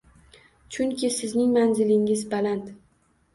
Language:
Uzbek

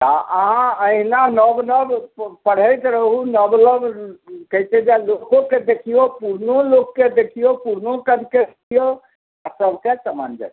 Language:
Maithili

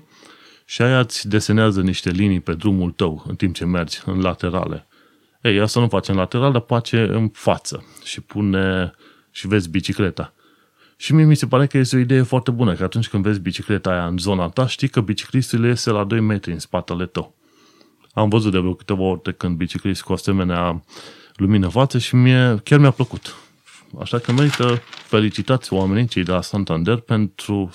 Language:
Romanian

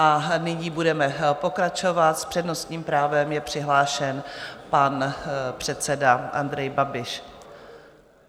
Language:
Czech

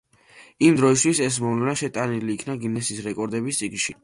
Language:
Georgian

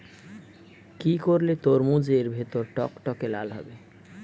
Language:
Bangla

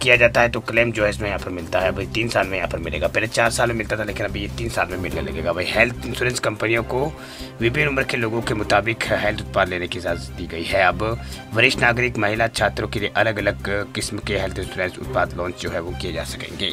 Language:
Hindi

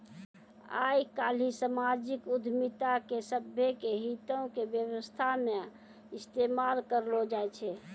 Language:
Maithili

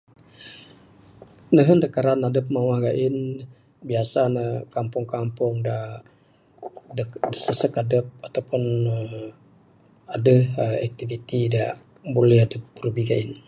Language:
Bukar-Sadung Bidayuh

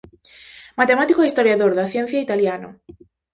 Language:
Galician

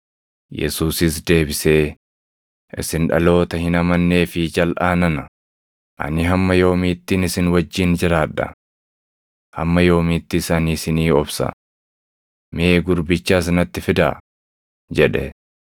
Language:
Oromo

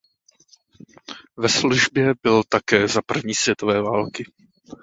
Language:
Czech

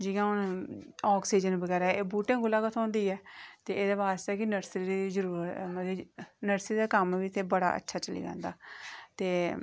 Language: Dogri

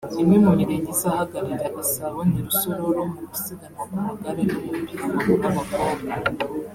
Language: Kinyarwanda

